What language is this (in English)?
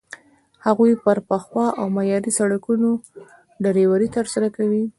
Pashto